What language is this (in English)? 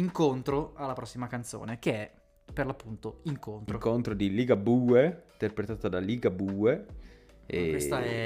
Italian